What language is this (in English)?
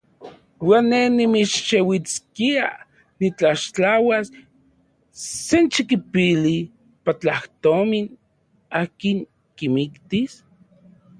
Central Puebla Nahuatl